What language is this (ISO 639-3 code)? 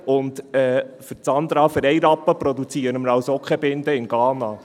gsw